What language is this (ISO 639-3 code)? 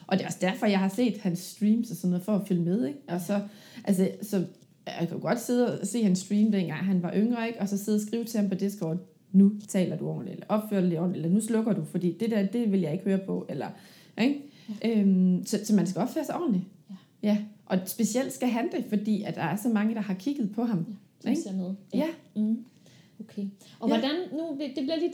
dan